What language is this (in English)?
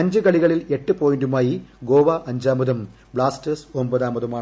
Malayalam